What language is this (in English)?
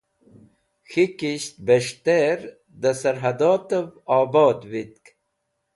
Wakhi